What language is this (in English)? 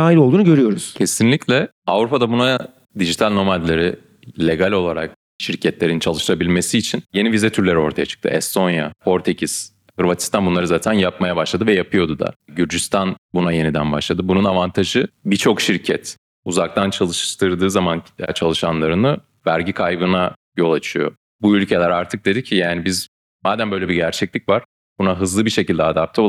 Turkish